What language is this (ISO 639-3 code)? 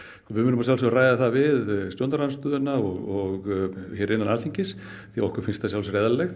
isl